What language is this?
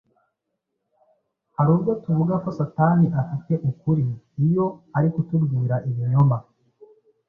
Kinyarwanda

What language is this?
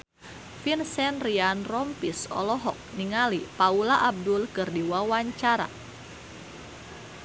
Sundanese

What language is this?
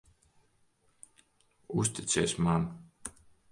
Latvian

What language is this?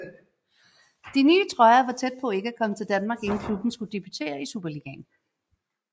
Danish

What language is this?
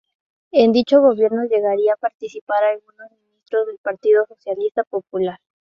Spanish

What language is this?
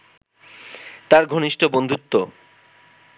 Bangla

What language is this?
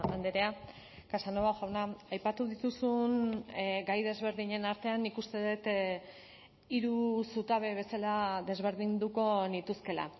Basque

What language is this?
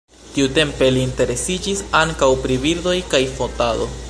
Esperanto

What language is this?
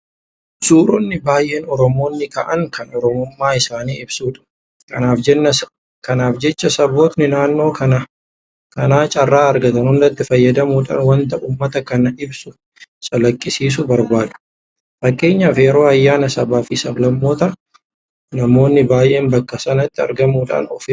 Oromo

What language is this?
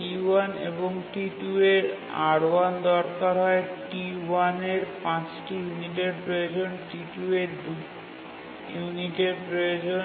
Bangla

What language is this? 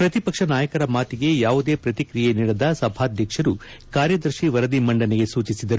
Kannada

